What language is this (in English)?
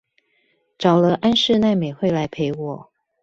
Chinese